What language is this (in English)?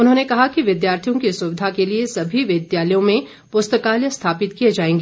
Hindi